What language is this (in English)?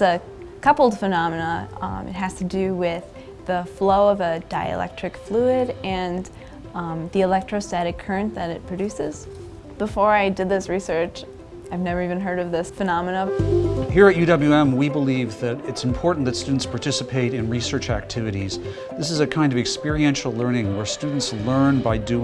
English